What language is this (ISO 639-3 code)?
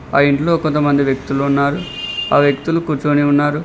tel